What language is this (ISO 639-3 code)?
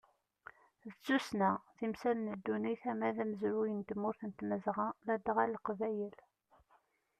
kab